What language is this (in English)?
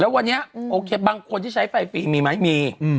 Thai